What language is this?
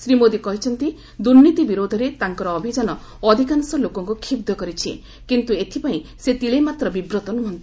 Odia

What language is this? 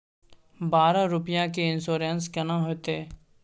Maithili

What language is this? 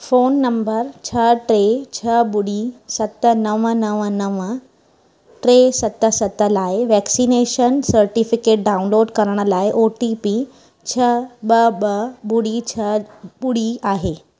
Sindhi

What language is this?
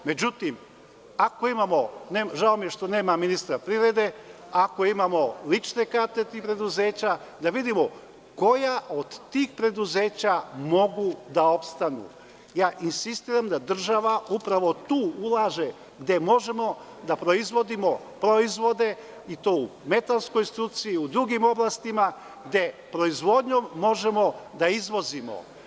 Serbian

